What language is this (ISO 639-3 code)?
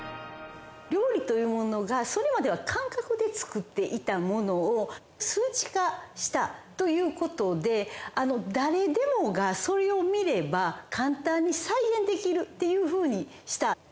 jpn